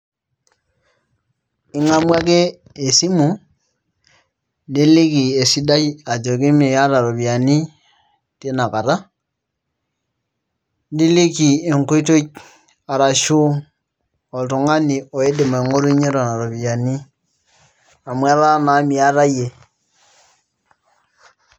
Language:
Masai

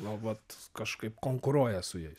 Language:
Lithuanian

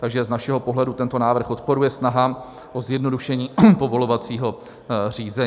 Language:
Czech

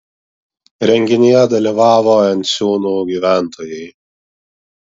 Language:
Lithuanian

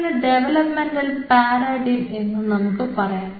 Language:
Malayalam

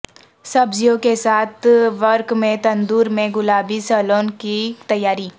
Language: Urdu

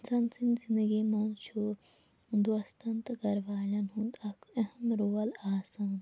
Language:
Kashmiri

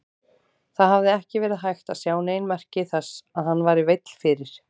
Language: Icelandic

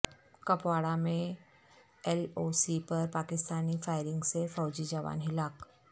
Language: Urdu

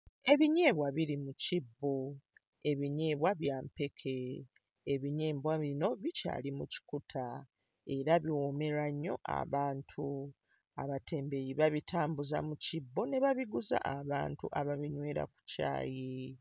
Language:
Ganda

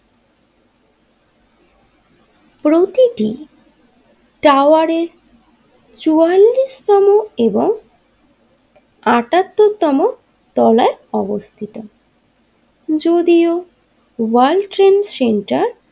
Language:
Bangla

